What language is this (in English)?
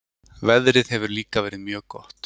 Icelandic